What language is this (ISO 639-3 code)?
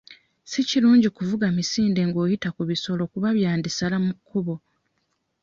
lug